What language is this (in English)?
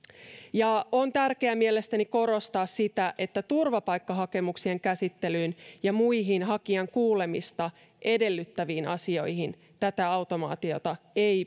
Finnish